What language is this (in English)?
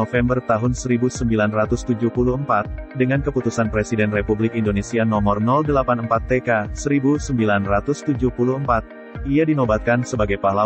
Indonesian